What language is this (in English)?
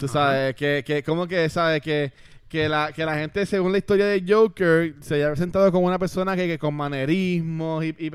Spanish